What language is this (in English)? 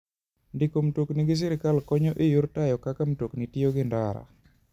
Luo (Kenya and Tanzania)